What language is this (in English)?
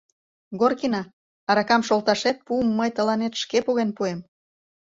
Mari